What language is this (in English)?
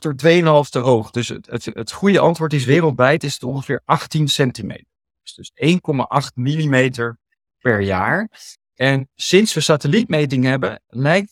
Dutch